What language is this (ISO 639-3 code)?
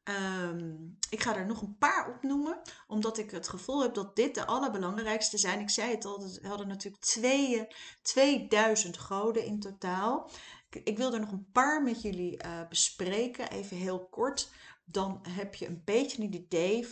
nld